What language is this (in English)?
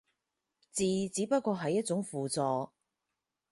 Cantonese